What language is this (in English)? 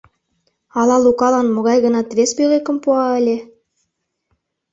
Mari